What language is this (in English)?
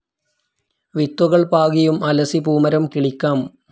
Malayalam